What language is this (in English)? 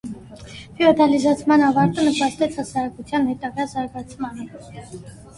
Armenian